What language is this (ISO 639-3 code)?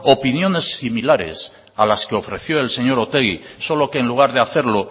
spa